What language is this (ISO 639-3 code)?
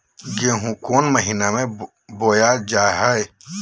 mag